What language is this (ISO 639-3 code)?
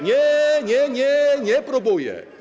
pol